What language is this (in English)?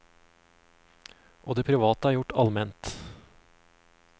Norwegian